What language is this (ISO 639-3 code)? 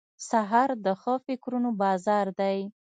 pus